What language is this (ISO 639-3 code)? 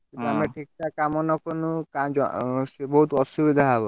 ori